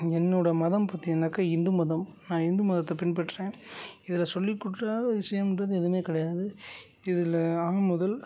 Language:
Tamil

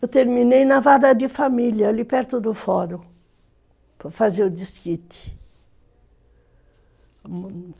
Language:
Portuguese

